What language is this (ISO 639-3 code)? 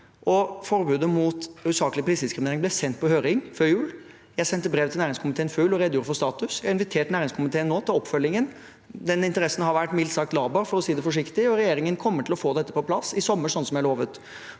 nor